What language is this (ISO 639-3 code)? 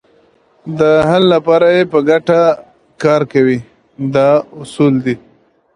pus